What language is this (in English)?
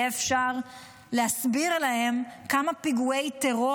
Hebrew